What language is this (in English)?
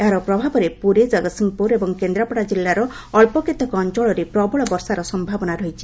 Odia